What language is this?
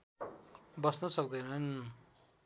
Nepali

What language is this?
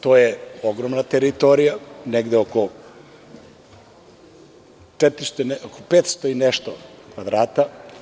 Serbian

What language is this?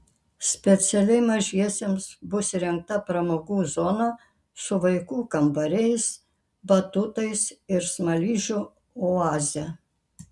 Lithuanian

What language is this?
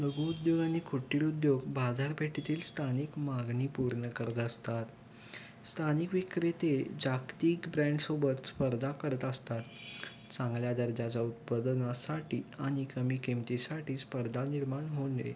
Marathi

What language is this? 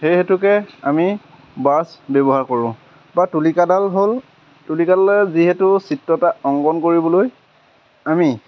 Assamese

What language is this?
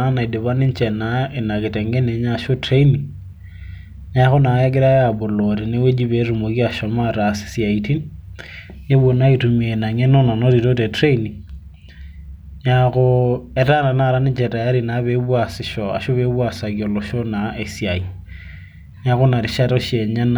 Masai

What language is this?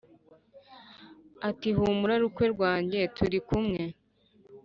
Kinyarwanda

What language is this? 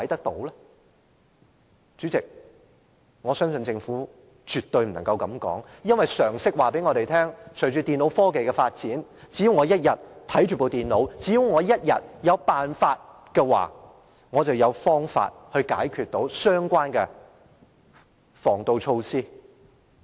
Cantonese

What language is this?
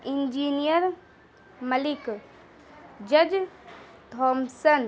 Urdu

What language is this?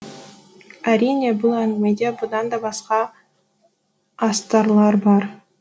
Kazakh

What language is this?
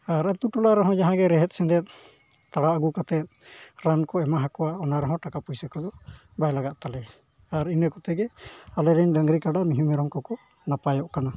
Santali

